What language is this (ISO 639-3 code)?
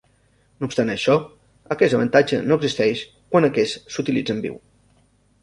cat